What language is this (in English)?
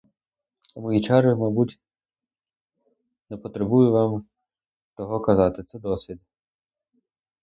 Ukrainian